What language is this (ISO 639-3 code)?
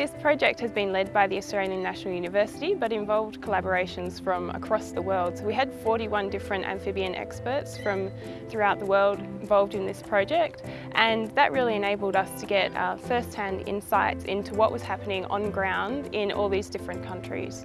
eng